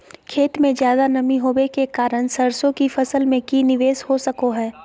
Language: Magahi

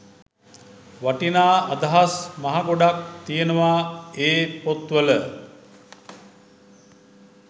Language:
Sinhala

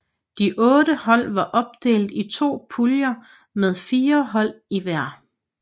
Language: Danish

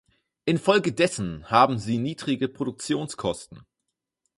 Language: German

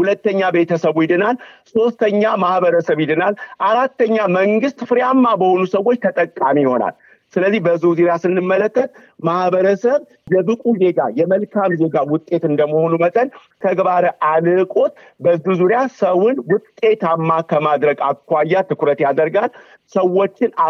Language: Amharic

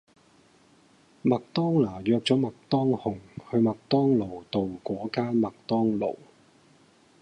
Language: Cantonese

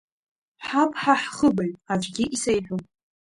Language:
Abkhazian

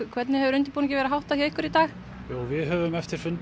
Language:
Icelandic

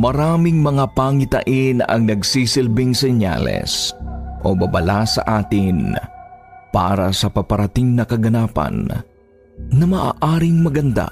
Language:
Filipino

